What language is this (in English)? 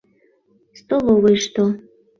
Mari